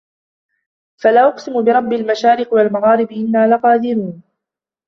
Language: Arabic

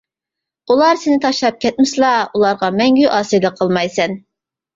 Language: Uyghur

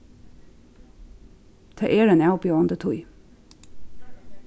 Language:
Faroese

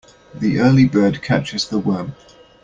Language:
English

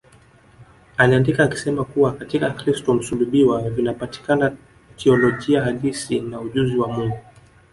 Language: Swahili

